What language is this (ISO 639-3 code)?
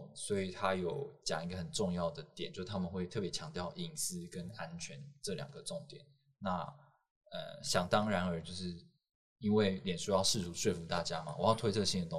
zho